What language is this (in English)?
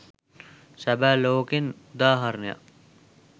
Sinhala